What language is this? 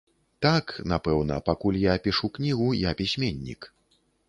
Belarusian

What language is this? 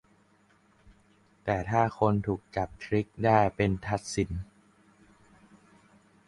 Thai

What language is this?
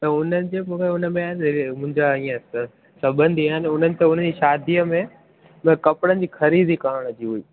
Sindhi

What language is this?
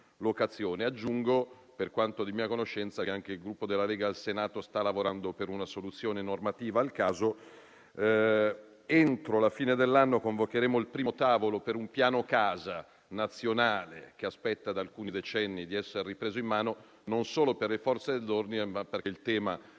Italian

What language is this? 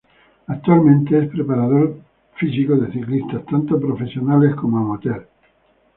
Spanish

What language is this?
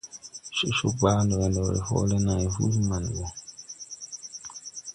Tupuri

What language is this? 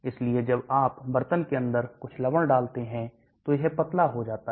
Hindi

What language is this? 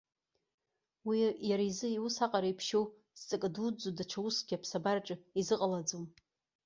Abkhazian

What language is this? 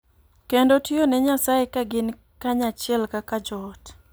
Luo (Kenya and Tanzania)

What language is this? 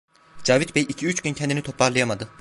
Turkish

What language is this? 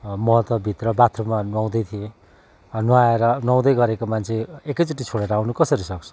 Nepali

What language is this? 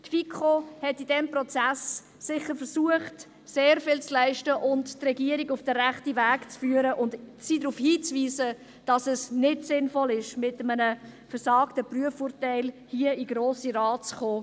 Swiss German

